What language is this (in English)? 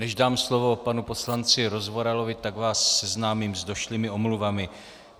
Czech